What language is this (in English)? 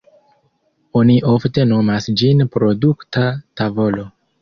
Esperanto